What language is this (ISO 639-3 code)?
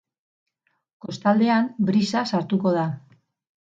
eus